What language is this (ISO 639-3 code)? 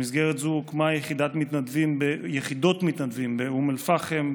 heb